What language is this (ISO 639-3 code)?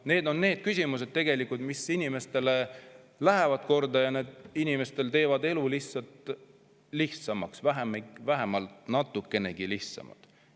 est